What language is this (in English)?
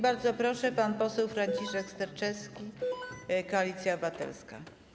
Polish